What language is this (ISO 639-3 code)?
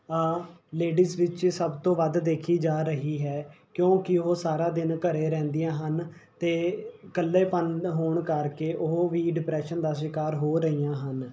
pan